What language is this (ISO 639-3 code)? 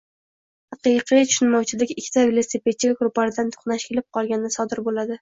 uzb